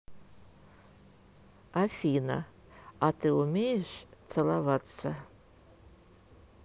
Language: Russian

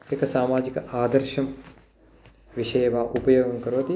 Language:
Sanskrit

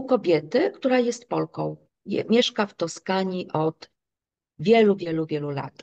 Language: Polish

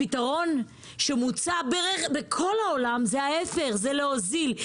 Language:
Hebrew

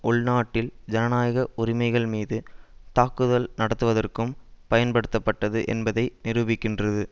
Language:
Tamil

